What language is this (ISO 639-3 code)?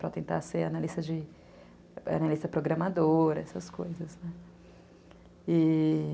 por